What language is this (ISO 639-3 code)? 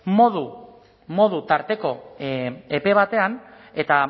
eus